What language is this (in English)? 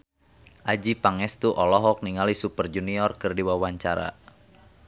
Sundanese